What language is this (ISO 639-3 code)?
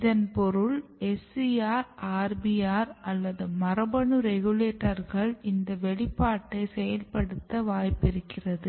tam